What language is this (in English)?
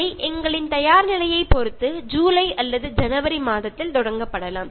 Tamil